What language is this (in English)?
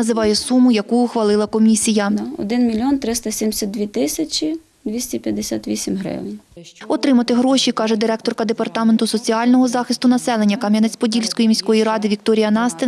Ukrainian